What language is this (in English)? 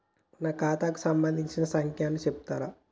Telugu